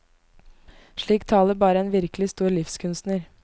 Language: Norwegian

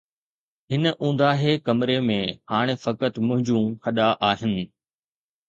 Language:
Sindhi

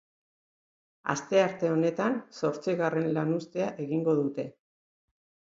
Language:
Basque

